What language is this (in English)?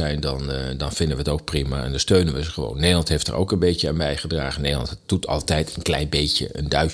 Dutch